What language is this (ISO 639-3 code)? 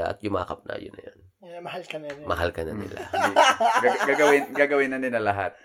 fil